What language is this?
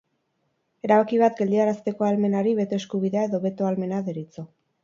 Basque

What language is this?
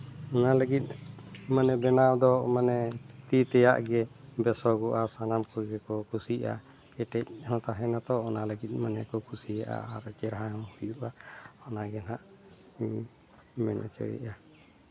Santali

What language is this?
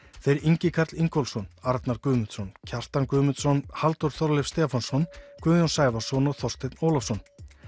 Icelandic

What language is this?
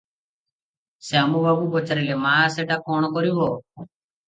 Odia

